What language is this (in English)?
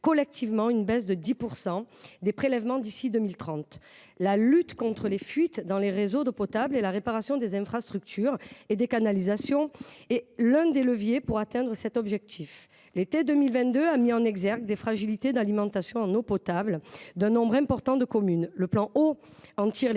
French